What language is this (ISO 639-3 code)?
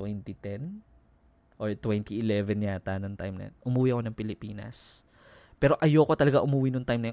fil